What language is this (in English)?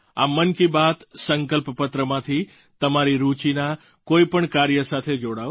Gujarati